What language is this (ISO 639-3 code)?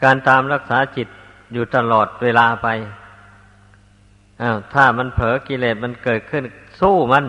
tha